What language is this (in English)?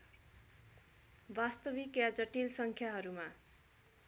Nepali